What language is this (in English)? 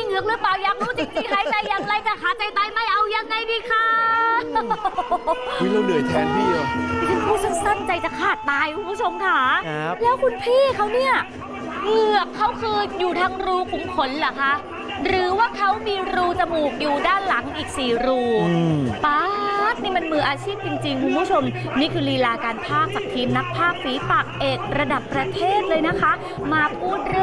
Thai